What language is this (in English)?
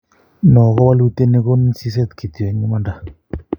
Kalenjin